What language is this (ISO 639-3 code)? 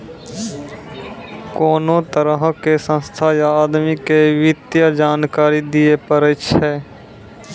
mai